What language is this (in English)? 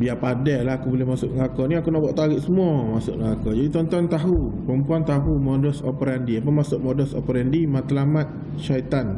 Malay